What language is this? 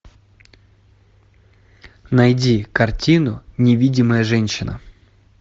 Russian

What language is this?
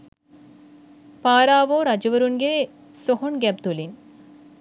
Sinhala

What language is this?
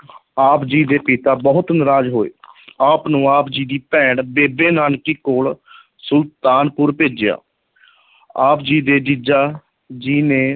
Punjabi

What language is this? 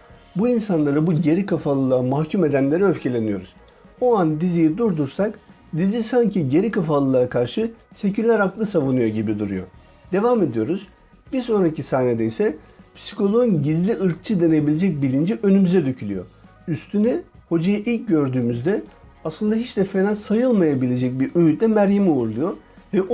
Turkish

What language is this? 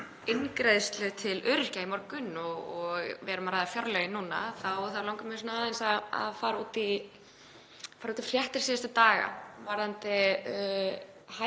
Icelandic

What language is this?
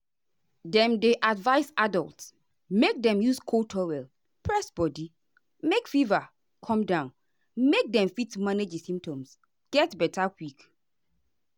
Nigerian Pidgin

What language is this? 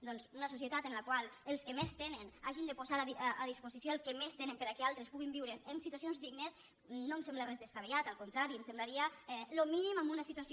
Catalan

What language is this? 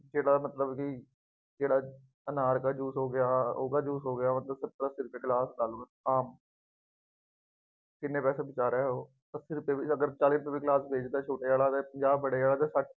Punjabi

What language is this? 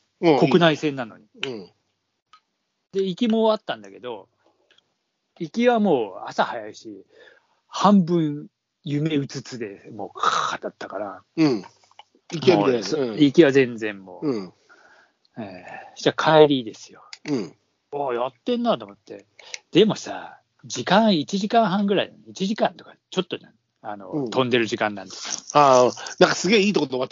Japanese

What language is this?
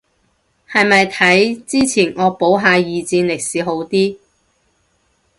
Cantonese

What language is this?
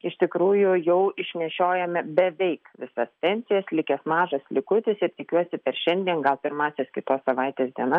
Lithuanian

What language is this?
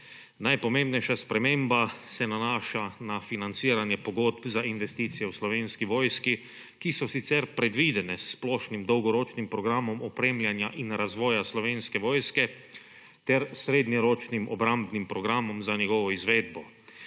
Slovenian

